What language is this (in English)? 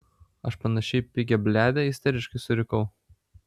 Lithuanian